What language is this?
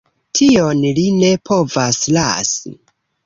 Esperanto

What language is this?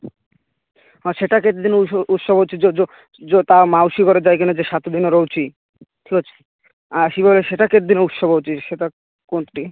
Odia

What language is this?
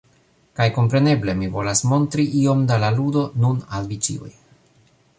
Esperanto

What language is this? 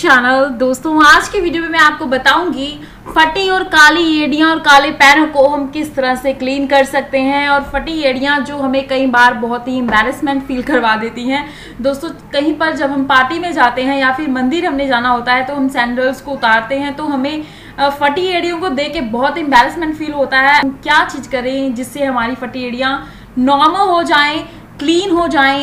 Hindi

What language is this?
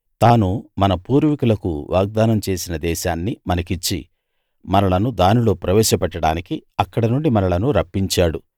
Telugu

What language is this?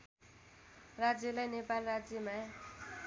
Nepali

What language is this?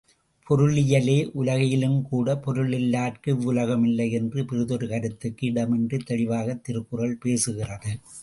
Tamil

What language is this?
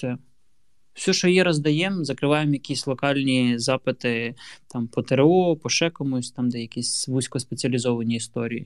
Ukrainian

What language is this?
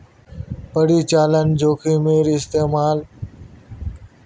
Magahi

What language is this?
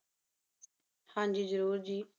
Punjabi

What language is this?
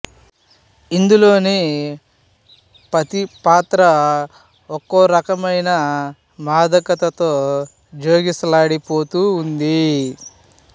Telugu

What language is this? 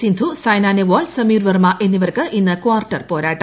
Malayalam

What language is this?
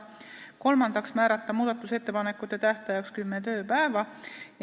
Estonian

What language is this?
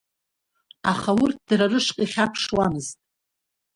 Abkhazian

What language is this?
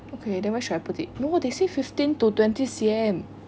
English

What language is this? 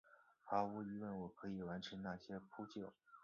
Chinese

